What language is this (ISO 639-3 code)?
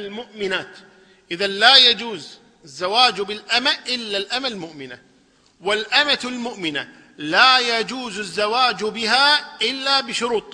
ara